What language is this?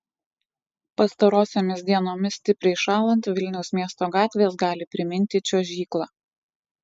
Lithuanian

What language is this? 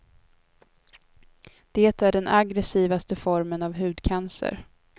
Swedish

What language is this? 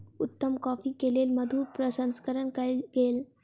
Maithili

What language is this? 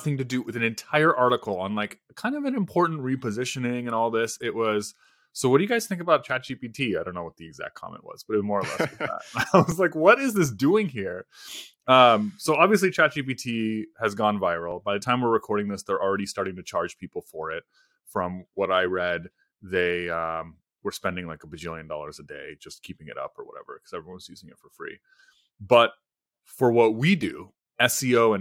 English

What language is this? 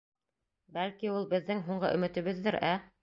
Bashkir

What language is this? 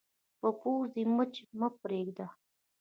Pashto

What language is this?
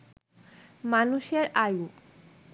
Bangla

